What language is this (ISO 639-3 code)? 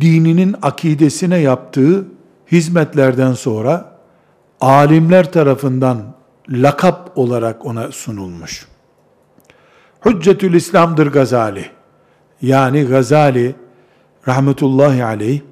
tur